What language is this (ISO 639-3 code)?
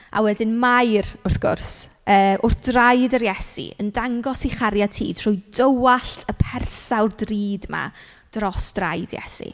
cym